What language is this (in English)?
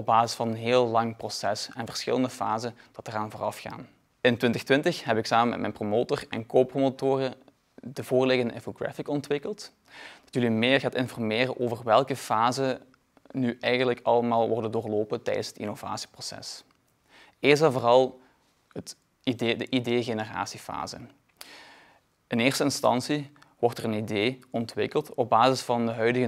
Dutch